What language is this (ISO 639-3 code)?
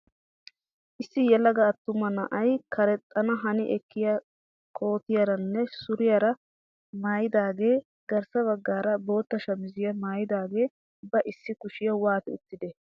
wal